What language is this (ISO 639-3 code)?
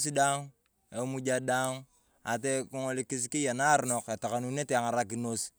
tuv